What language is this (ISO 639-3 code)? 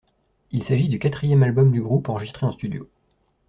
fra